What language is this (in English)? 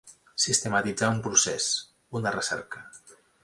Catalan